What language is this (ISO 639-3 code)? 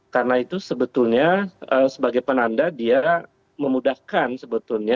ind